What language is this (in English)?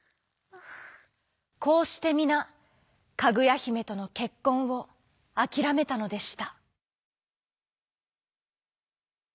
Japanese